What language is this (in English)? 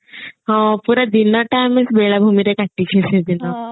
Odia